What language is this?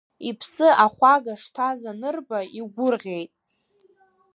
Abkhazian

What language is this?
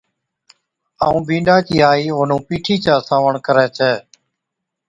Od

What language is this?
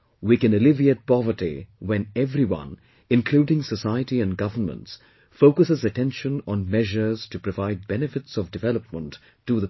English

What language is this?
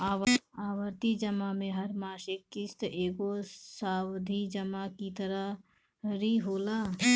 Bhojpuri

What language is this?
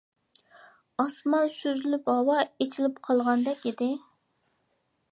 Uyghur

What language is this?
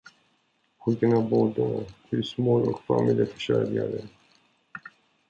Swedish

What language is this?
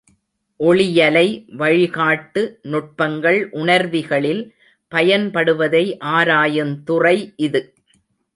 Tamil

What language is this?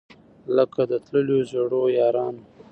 Pashto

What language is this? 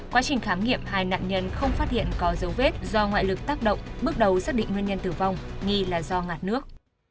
Vietnamese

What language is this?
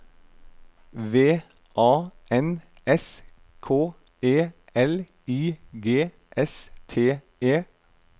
Norwegian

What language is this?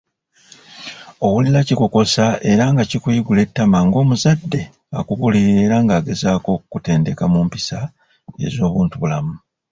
Ganda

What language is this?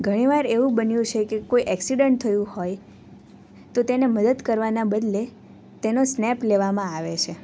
Gujarati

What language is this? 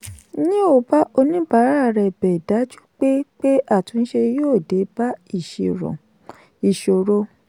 Yoruba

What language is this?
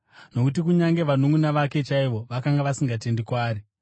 Shona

